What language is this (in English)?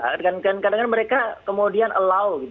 Indonesian